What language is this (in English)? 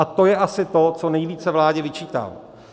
Czech